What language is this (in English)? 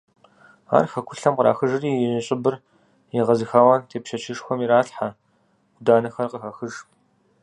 Kabardian